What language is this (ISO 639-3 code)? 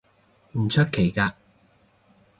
yue